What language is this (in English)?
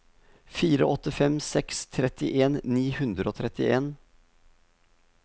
Norwegian